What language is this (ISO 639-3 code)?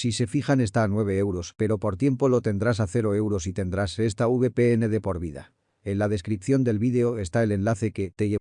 spa